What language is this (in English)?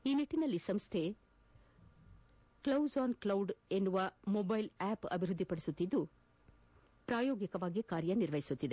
Kannada